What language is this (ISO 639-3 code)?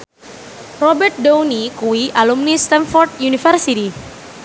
jav